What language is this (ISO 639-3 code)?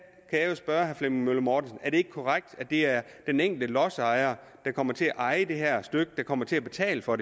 dan